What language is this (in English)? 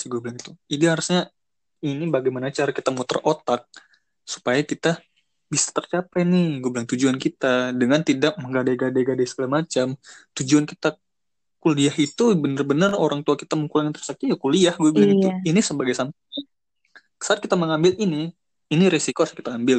Indonesian